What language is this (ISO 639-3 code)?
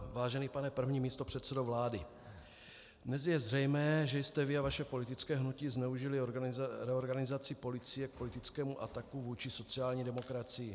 ces